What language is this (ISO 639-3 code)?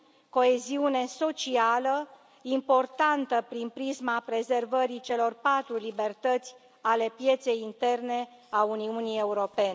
ron